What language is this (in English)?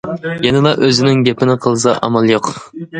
Uyghur